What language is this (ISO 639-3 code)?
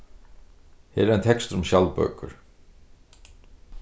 fao